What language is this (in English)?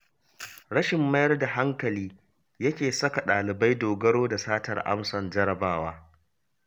Hausa